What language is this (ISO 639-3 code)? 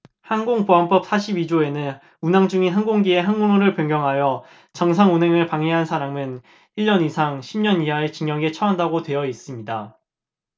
kor